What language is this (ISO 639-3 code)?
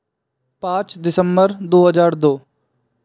hin